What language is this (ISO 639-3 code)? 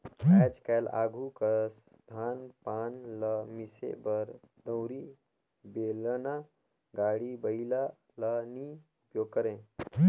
hne